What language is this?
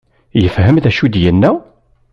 Kabyle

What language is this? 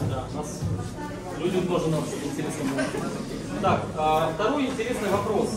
Russian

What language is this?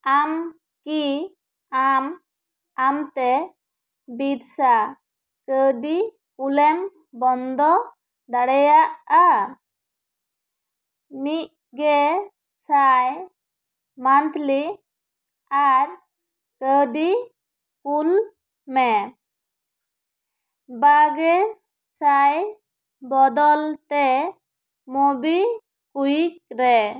Santali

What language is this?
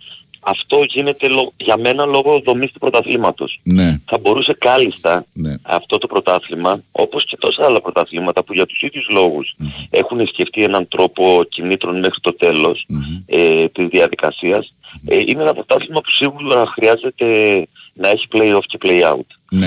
Greek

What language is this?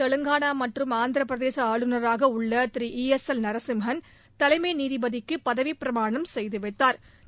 Tamil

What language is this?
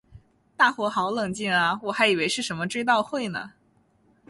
Chinese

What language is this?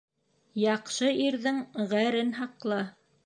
Bashkir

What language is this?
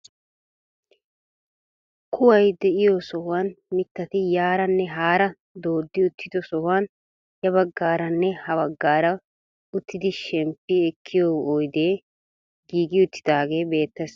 Wolaytta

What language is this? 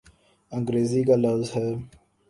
Urdu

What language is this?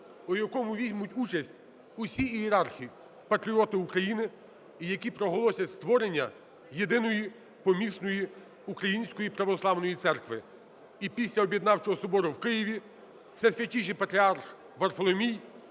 Ukrainian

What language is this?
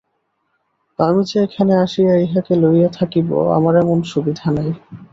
Bangla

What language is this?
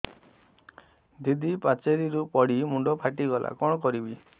Odia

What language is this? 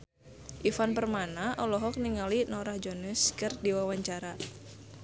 Sundanese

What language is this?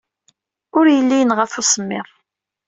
Kabyle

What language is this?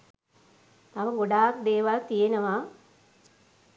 Sinhala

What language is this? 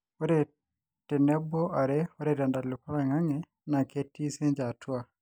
Masai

